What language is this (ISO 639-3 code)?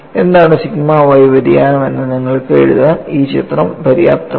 mal